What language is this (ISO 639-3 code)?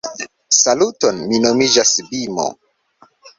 epo